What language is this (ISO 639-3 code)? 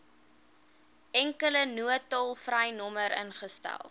afr